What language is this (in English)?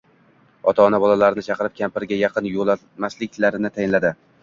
Uzbek